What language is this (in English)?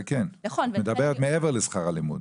Hebrew